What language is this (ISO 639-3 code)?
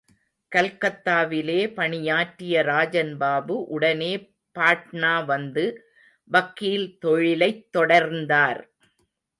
tam